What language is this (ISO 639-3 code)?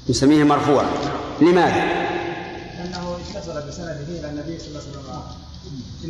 ara